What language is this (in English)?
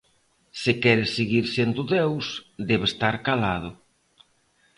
Galician